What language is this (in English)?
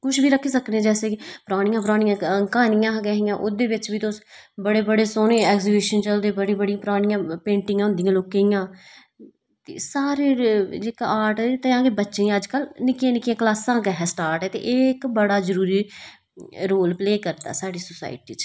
Dogri